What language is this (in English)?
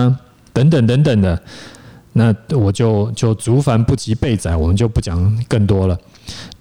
Chinese